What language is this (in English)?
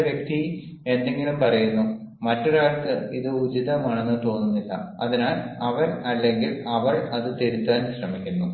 Malayalam